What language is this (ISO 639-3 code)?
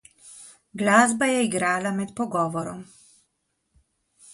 slv